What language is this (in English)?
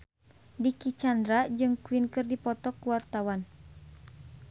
Sundanese